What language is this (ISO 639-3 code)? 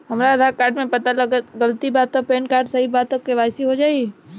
bho